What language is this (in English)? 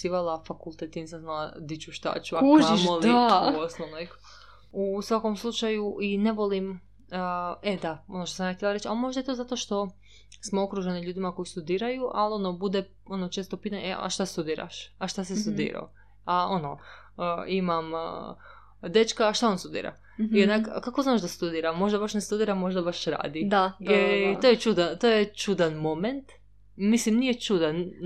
Croatian